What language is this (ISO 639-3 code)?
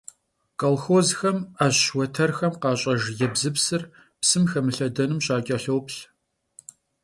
kbd